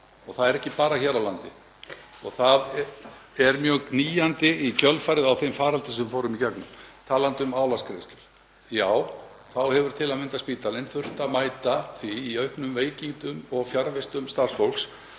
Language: Icelandic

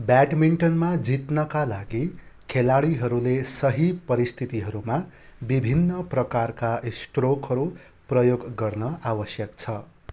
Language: Nepali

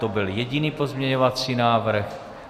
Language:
Czech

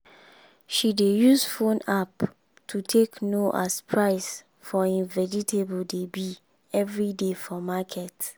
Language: Nigerian Pidgin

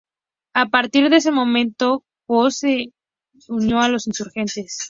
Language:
Spanish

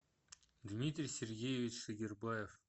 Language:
Russian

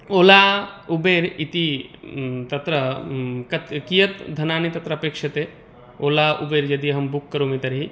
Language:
Sanskrit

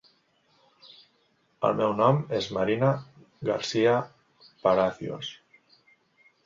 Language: Catalan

